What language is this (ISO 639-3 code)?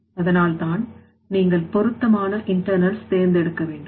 tam